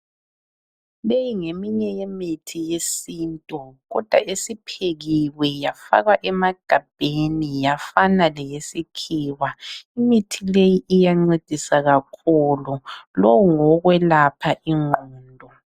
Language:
North Ndebele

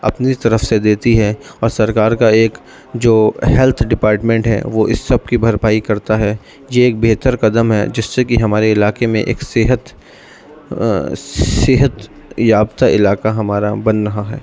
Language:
Urdu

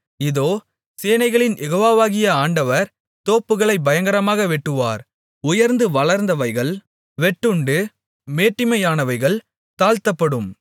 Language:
Tamil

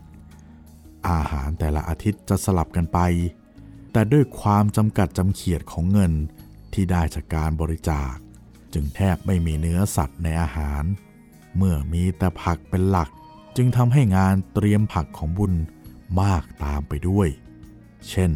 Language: Thai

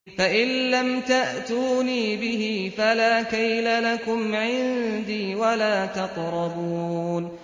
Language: Arabic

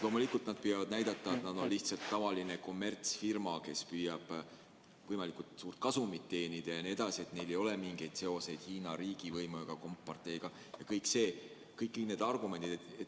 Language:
Estonian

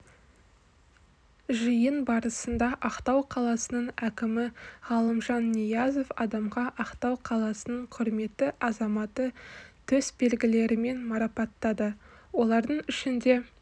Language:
Kazakh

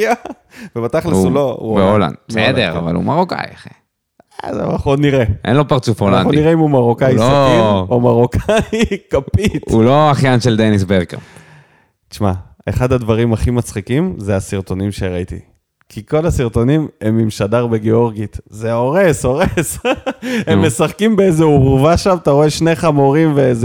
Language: Hebrew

